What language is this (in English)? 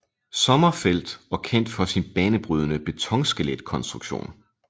Danish